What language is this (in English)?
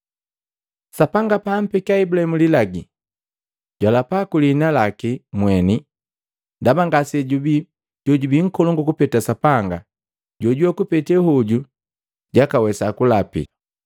Matengo